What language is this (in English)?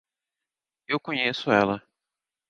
Portuguese